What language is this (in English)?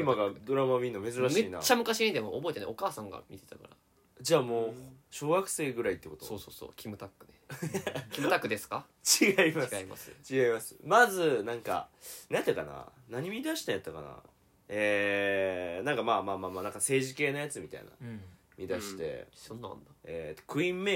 Japanese